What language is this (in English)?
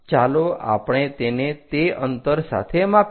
Gujarati